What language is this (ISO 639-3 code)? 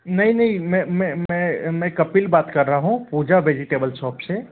hin